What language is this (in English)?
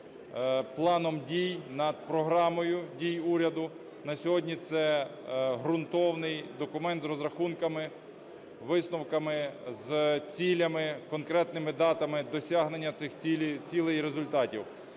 Ukrainian